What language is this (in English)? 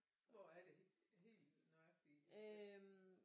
Danish